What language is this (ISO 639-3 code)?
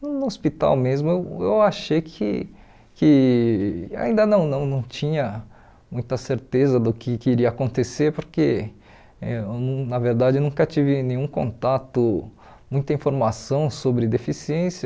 por